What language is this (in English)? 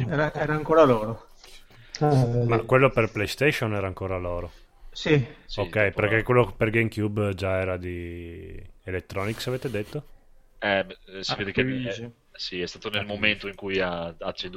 Italian